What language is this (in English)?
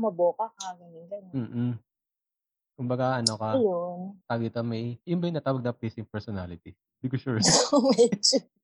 Filipino